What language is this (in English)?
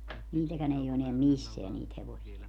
Finnish